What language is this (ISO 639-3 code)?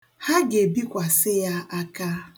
ibo